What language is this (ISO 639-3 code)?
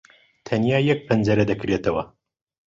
ckb